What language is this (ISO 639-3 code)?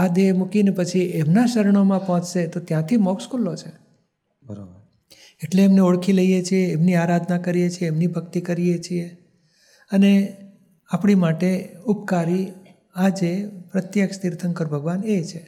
guj